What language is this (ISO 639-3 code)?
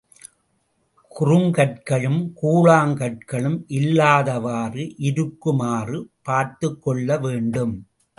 tam